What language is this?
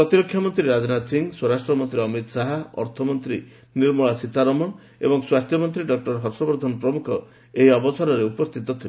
Odia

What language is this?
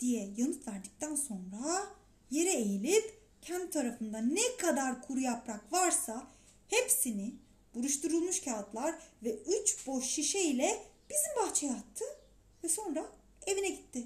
Turkish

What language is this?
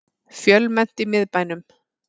Icelandic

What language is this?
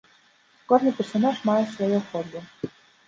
Belarusian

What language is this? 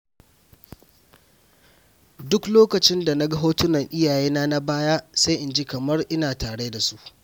Hausa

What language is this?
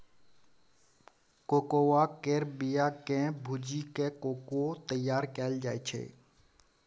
Maithili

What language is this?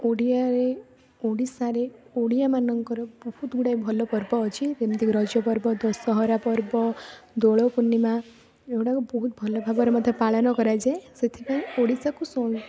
Odia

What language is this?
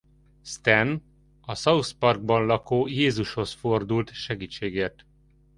Hungarian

